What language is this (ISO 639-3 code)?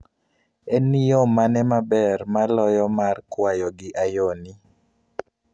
luo